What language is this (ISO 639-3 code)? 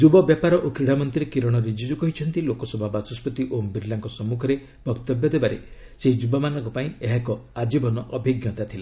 ori